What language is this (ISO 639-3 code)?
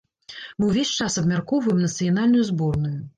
bel